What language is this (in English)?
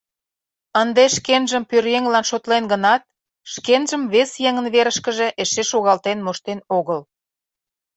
Mari